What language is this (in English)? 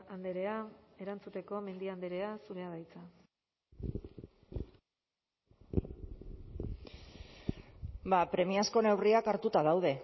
Basque